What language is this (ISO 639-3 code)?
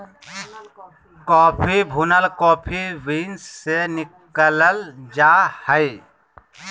mag